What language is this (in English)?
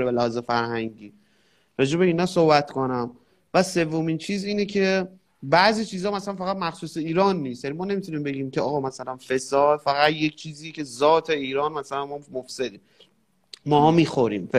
Persian